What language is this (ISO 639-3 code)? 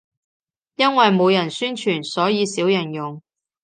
yue